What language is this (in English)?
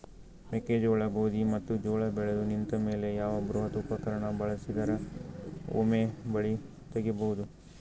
Kannada